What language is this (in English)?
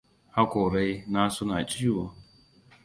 Hausa